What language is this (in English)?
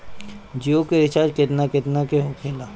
Bhojpuri